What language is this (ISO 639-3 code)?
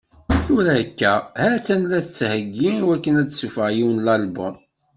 kab